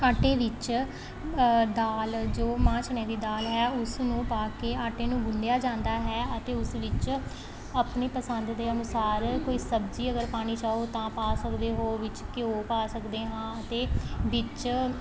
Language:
Punjabi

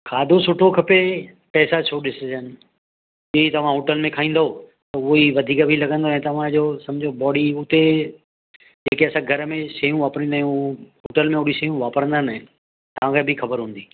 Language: Sindhi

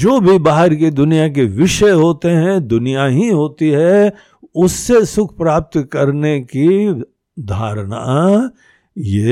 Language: Hindi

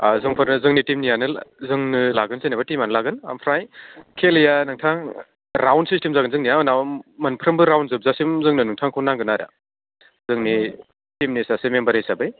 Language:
Bodo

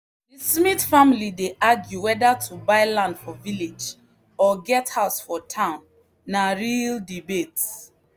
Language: Nigerian Pidgin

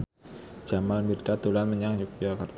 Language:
Javanese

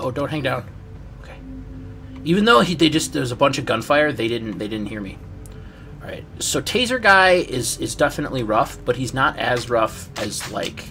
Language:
English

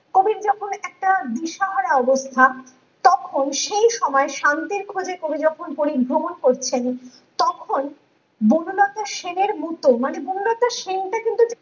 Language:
Bangla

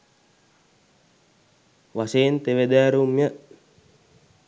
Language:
Sinhala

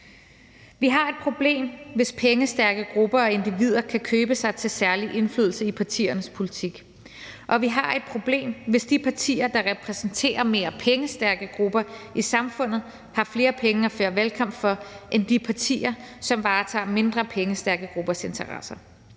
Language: Danish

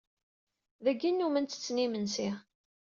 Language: Kabyle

